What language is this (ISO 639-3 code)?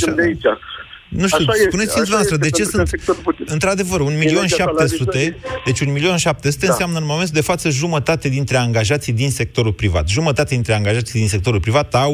ron